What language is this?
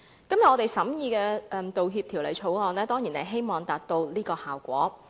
Cantonese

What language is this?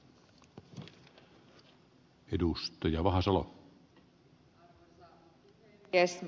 Finnish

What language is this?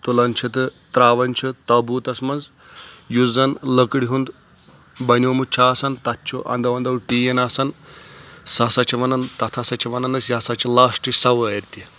Kashmiri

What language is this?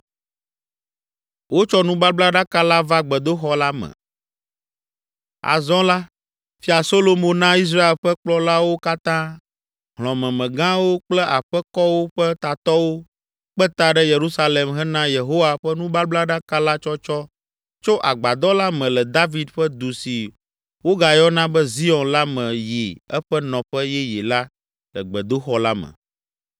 Ewe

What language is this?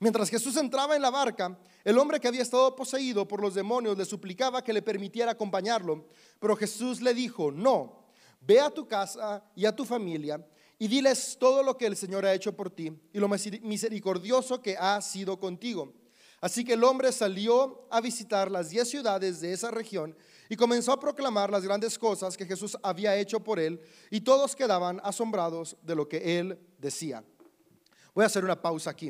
Spanish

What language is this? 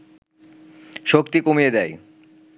Bangla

